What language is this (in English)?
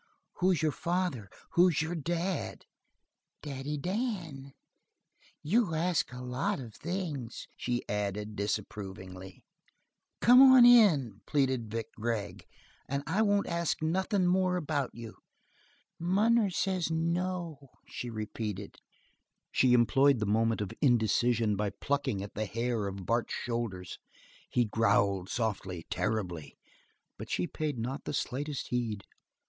English